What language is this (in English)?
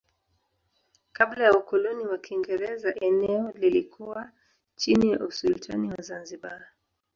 Swahili